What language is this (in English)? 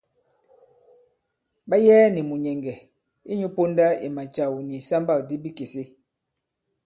Bankon